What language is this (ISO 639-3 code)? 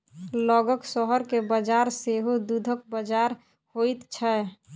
mai